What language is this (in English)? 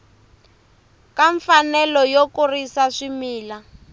Tsonga